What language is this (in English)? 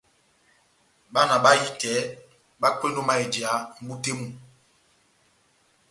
Batanga